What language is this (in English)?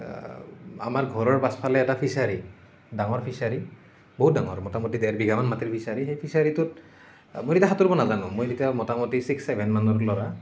Assamese